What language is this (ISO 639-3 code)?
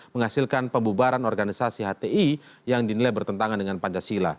ind